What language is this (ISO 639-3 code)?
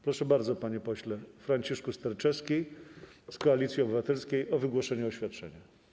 pol